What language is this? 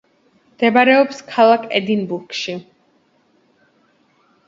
Georgian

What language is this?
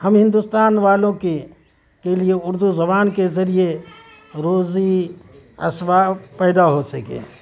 Urdu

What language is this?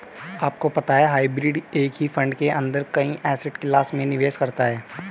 Hindi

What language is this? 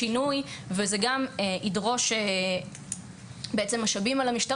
Hebrew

